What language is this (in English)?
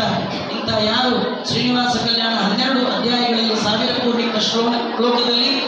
Kannada